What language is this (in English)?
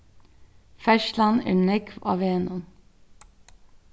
Faroese